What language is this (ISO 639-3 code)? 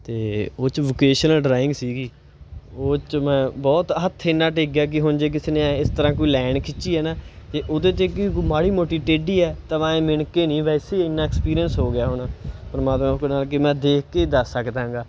pan